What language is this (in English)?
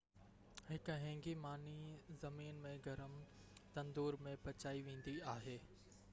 Sindhi